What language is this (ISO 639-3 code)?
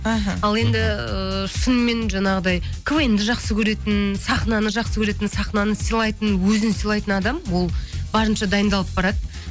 kaz